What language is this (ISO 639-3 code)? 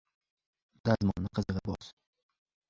uzb